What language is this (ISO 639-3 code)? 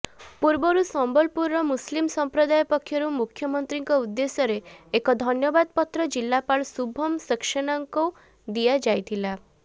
ori